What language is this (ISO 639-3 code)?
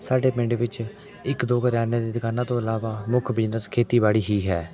pan